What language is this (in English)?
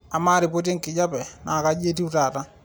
Masai